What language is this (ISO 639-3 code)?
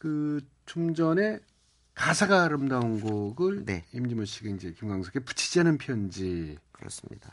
kor